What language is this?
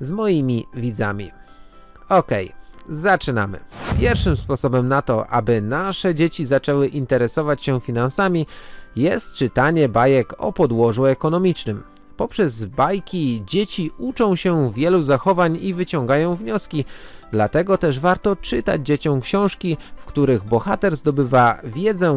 Polish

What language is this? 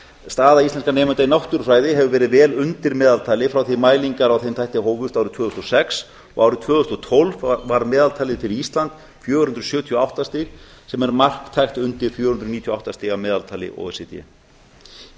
Icelandic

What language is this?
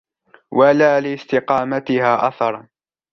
Arabic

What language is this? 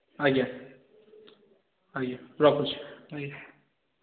Odia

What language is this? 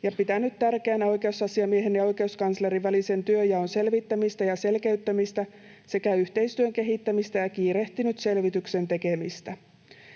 Finnish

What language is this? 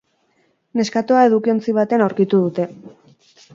Basque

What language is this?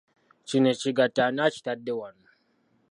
Ganda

